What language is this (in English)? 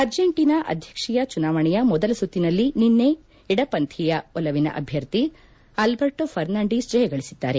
Kannada